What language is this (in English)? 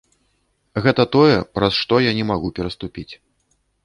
Belarusian